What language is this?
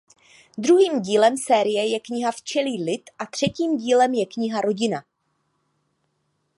Czech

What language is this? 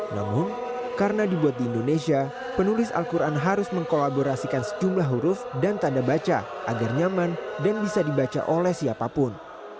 Indonesian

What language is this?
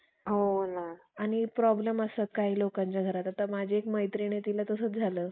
Marathi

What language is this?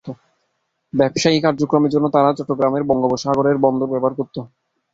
Bangla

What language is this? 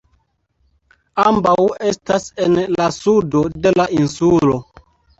Esperanto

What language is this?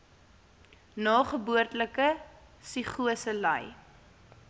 Afrikaans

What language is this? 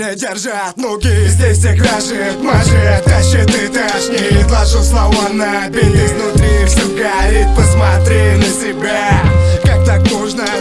Russian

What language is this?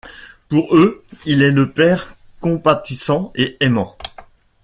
French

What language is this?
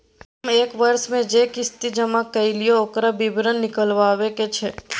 Maithili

